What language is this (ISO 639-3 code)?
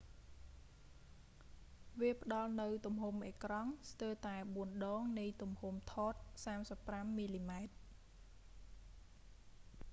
khm